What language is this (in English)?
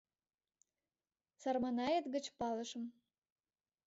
Mari